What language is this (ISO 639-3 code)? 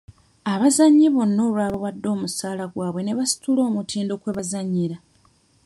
lug